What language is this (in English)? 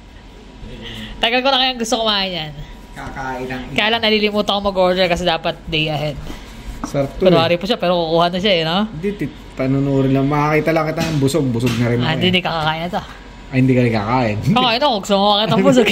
Filipino